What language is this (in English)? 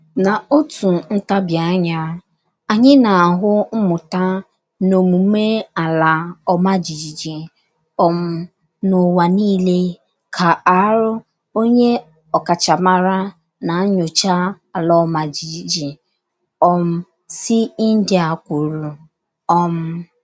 Igbo